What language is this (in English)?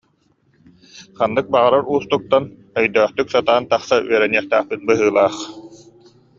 Yakut